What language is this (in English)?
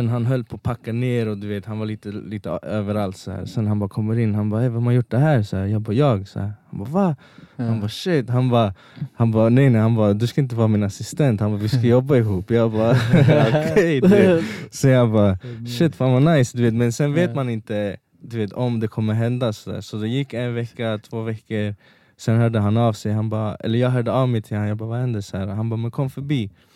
Swedish